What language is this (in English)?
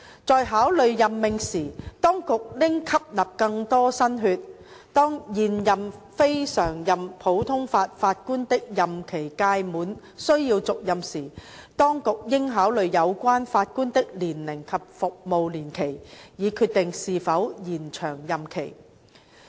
Cantonese